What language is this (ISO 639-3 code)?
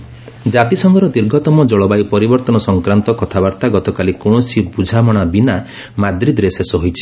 ori